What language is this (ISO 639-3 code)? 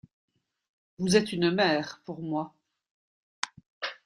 fra